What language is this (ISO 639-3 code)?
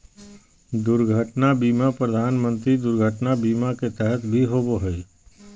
mag